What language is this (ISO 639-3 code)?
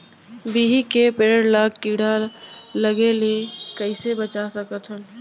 hne